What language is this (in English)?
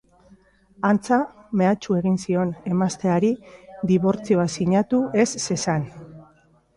Basque